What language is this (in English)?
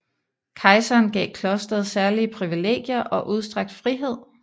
Danish